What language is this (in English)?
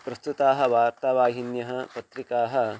Sanskrit